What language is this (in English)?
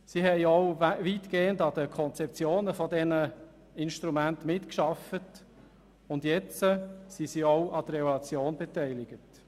Swiss German